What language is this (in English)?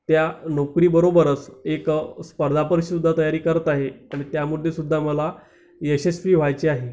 Marathi